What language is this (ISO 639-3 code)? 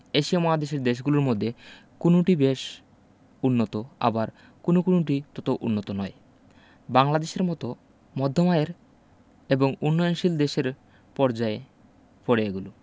ben